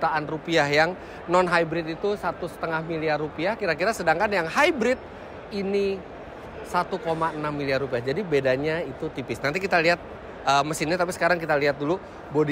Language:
Indonesian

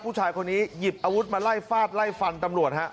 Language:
Thai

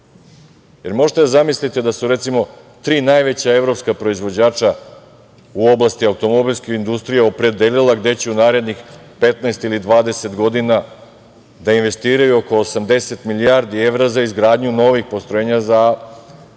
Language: Serbian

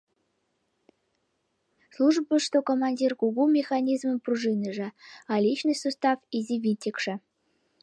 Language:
Mari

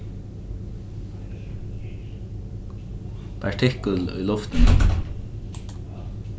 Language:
Faroese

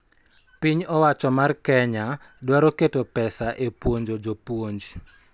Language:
Luo (Kenya and Tanzania)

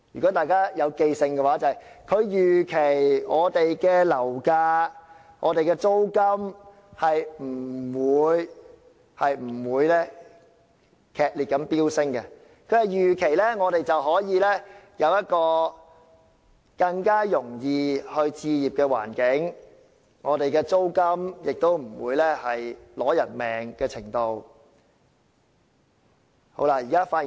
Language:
Cantonese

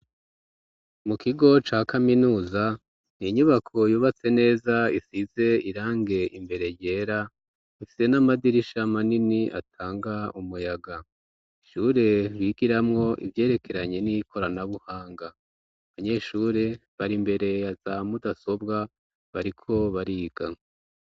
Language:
Rundi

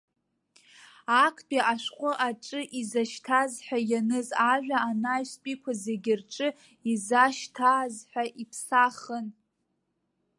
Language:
Abkhazian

